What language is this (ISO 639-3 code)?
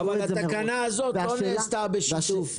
heb